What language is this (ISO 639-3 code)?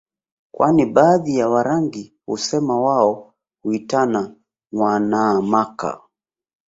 swa